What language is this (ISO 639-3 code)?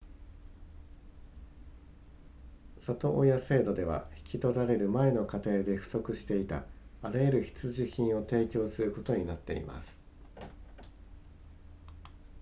jpn